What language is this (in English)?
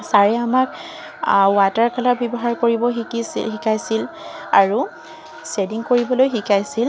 Assamese